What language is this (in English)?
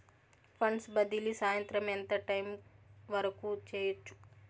Telugu